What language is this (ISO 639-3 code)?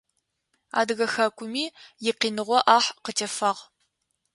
ady